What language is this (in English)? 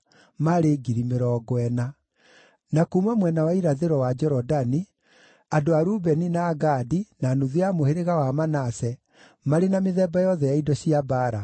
Kikuyu